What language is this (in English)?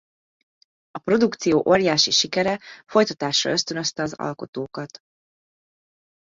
Hungarian